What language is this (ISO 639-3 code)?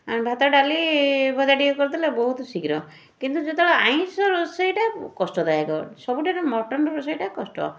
ori